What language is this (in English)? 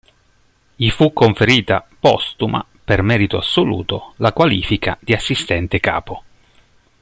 Italian